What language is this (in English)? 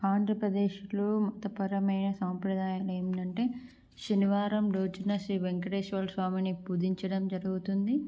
Telugu